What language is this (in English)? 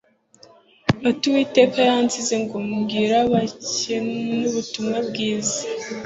Kinyarwanda